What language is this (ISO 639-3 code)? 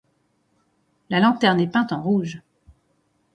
fra